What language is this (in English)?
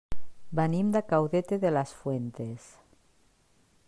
Catalan